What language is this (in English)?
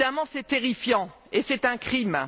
French